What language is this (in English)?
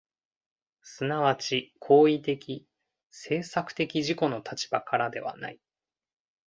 Japanese